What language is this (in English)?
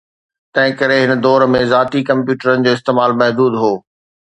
Sindhi